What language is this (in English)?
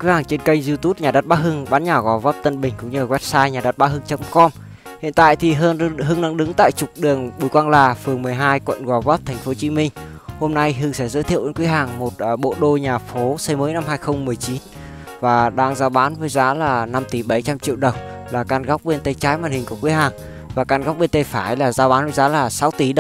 Vietnamese